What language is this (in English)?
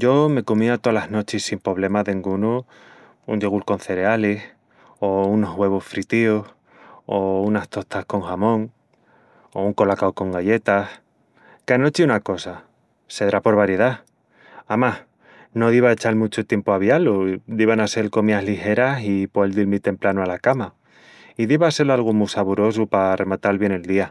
Extremaduran